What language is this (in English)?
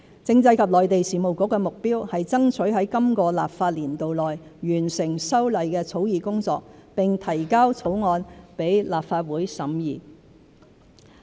Cantonese